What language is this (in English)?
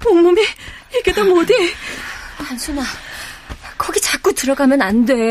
Korean